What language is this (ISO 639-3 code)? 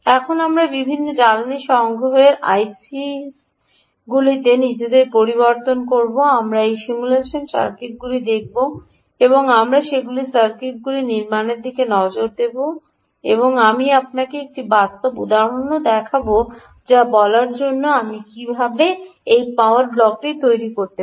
ben